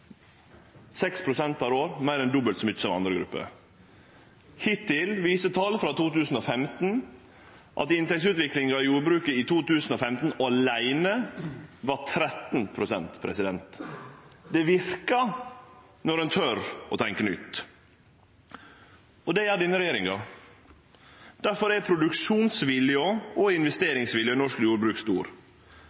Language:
Norwegian Nynorsk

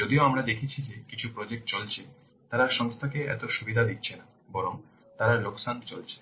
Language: Bangla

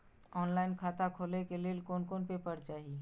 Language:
Maithili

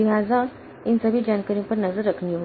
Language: Hindi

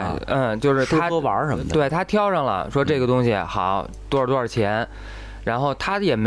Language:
Chinese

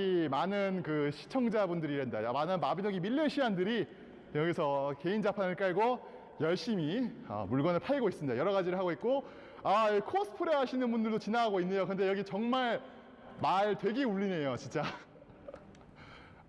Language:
Korean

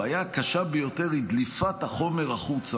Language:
Hebrew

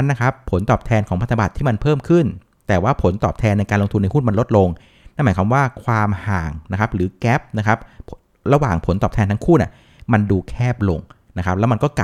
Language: Thai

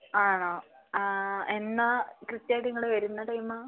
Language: Malayalam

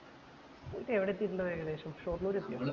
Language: Malayalam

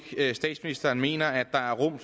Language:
Danish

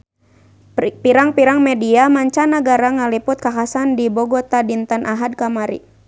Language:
Sundanese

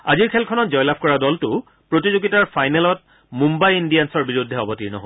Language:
Assamese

